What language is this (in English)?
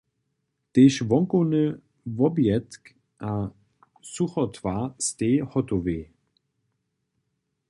Upper Sorbian